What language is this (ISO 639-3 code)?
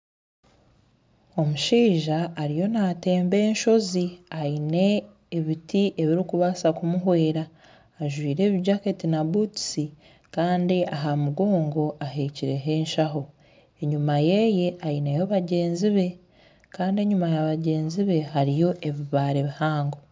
nyn